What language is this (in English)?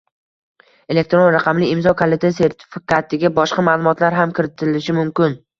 Uzbek